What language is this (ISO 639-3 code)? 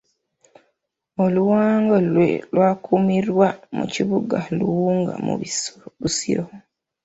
lug